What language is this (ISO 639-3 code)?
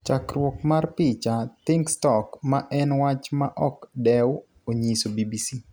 luo